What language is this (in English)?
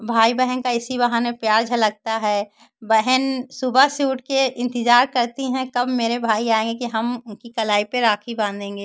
Hindi